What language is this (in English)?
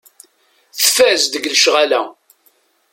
Kabyle